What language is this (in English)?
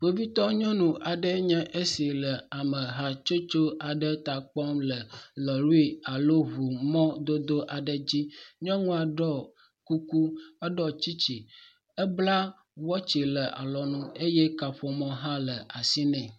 Ewe